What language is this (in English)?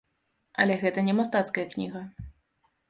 Belarusian